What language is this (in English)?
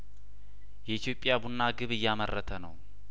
Amharic